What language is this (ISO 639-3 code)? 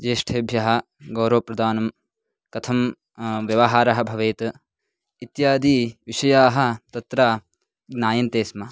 san